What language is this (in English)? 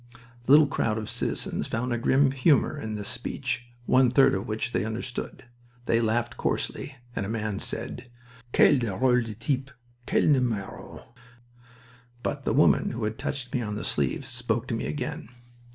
English